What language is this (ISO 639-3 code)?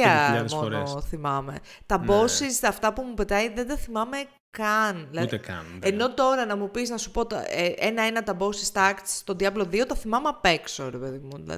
ell